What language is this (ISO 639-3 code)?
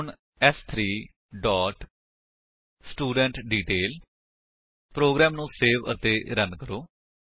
pan